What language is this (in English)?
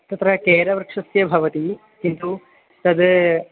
Sanskrit